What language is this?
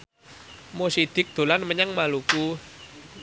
Javanese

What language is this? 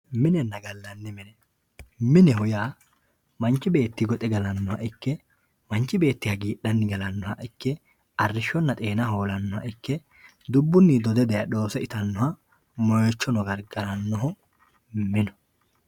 Sidamo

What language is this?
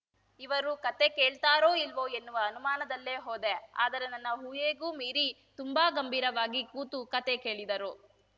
Kannada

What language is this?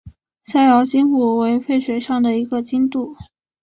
Chinese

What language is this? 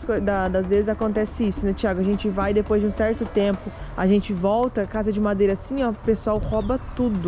Portuguese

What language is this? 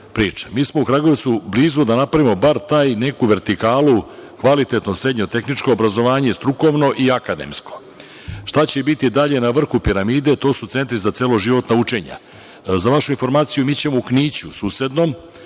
Serbian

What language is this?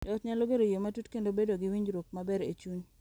Luo (Kenya and Tanzania)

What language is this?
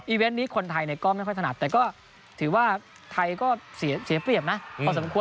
Thai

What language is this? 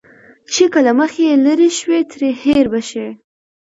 Pashto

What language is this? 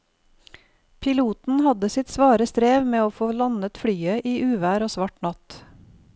Norwegian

